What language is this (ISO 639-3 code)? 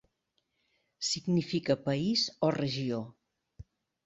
cat